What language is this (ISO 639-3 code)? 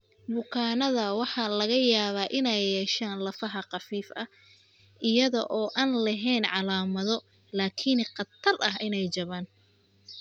som